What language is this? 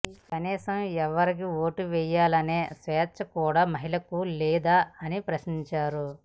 Telugu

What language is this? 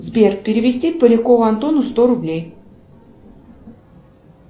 Russian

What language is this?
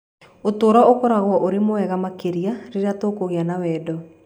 Kikuyu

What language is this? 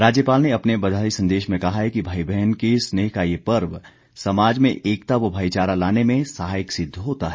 Hindi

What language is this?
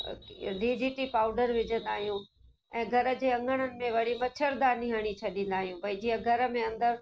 Sindhi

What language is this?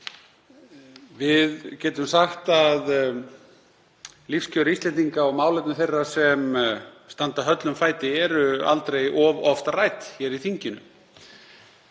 Icelandic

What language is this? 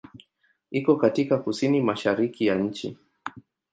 Swahili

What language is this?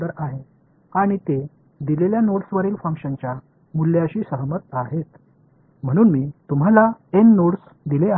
Tamil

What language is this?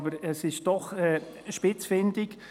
Swiss German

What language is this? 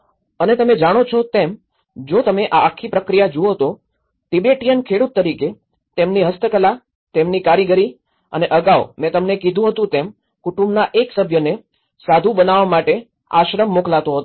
Gujarati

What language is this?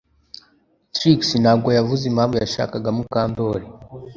Kinyarwanda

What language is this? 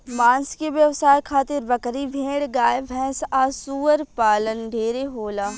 Bhojpuri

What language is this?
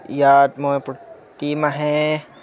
Assamese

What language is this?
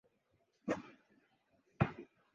Swahili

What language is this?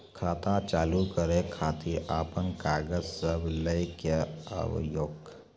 Maithili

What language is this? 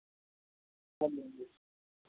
Punjabi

